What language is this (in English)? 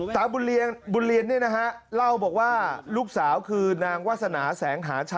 Thai